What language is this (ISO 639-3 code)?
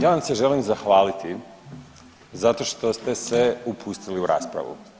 hrv